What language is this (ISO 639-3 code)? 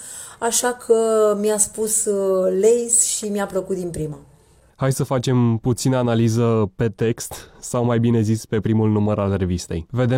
ron